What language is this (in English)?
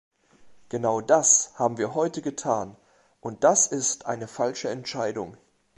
German